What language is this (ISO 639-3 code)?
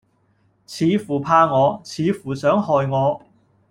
yue